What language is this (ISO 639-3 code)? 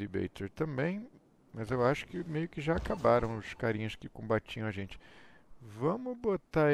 por